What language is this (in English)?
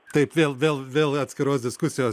Lithuanian